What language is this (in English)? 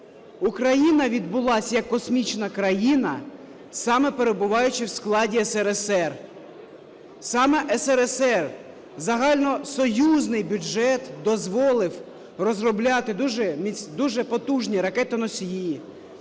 Ukrainian